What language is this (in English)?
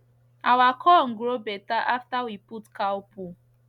Nigerian Pidgin